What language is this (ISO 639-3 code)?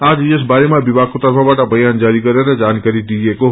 nep